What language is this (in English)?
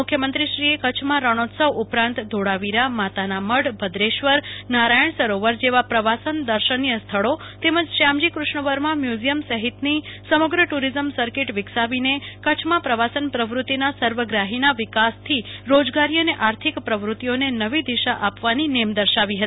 Gujarati